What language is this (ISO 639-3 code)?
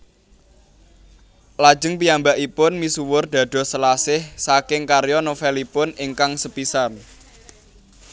jav